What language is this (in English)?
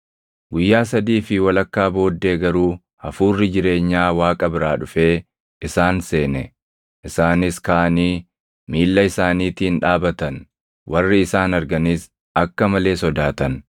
Oromo